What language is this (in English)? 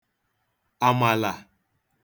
Igbo